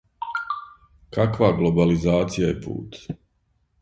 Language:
Serbian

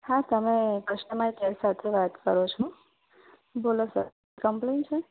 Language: Gujarati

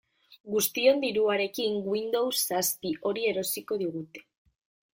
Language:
Basque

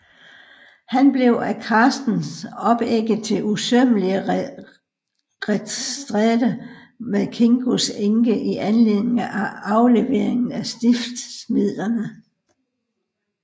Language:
Danish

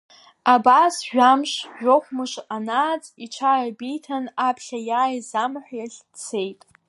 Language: Abkhazian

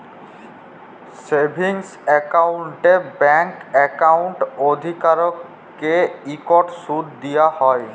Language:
Bangla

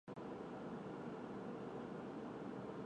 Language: Chinese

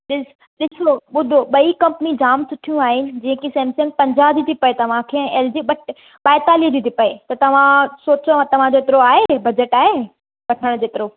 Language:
Sindhi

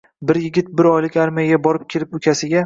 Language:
Uzbek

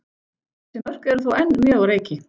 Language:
Icelandic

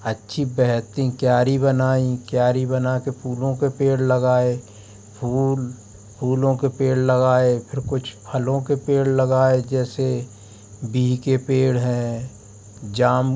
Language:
Hindi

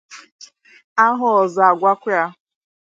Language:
Igbo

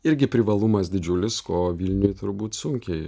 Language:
Lithuanian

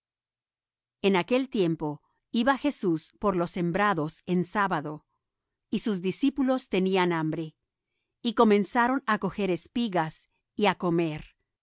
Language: Spanish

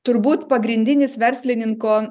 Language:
Lithuanian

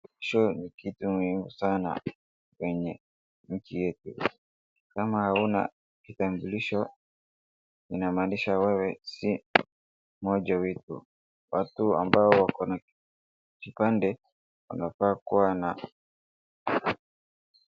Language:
Swahili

